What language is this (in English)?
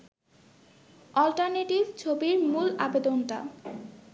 Bangla